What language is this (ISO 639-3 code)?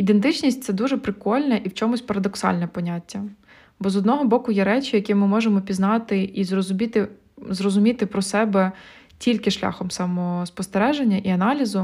ukr